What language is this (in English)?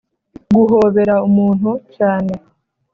Kinyarwanda